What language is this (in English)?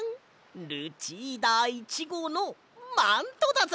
Japanese